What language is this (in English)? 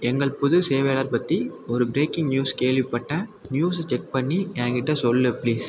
Tamil